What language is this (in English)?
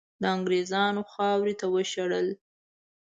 Pashto